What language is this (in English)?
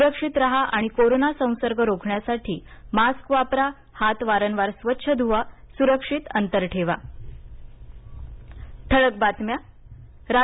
Marathi